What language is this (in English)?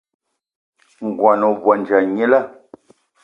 Eton (Cameroon)